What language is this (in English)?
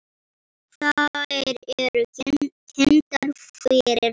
Icelandic